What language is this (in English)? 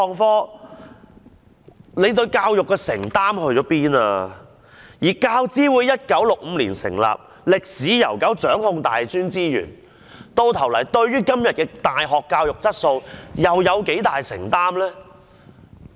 Cantonese